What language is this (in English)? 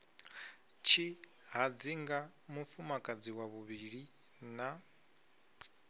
Venda